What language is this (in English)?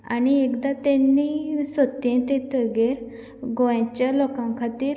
Konkani